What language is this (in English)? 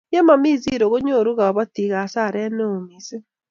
Kalenjin